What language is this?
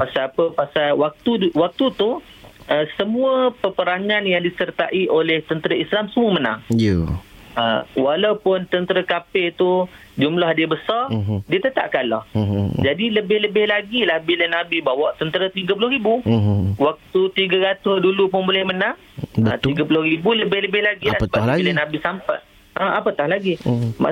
Malay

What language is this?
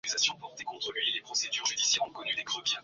Swahili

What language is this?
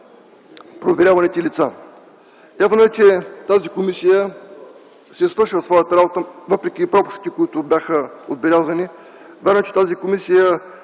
Bulgarian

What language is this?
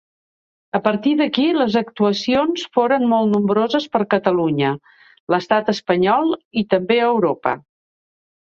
Catalan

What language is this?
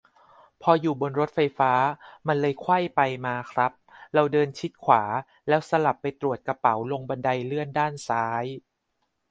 Thai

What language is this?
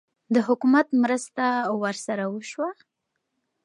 Pashto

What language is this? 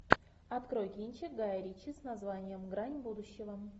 Russian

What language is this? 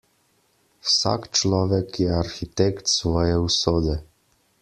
Slovenian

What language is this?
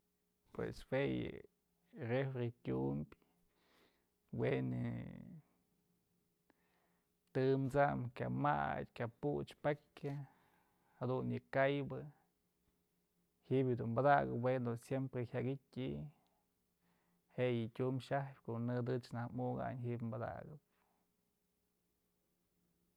Mazatlán Mixe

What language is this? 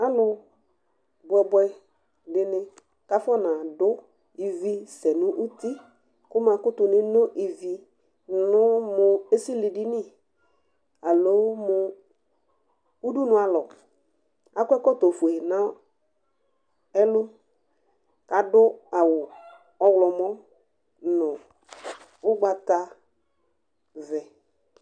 Ikposo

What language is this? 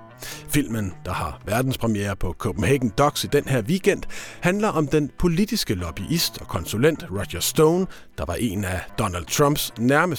Danish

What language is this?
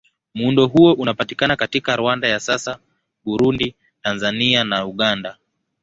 Swahili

